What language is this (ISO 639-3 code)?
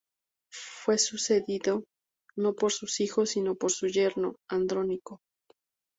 spa